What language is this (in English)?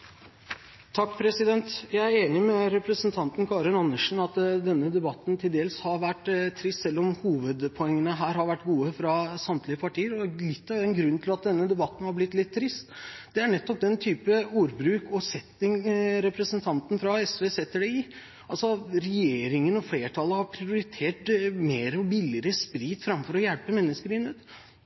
Norwegian Bokmål